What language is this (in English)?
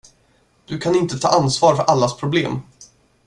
Swedish